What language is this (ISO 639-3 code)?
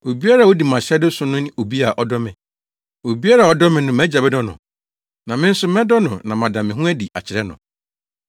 aka